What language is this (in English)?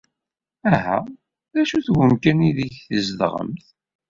Kabyle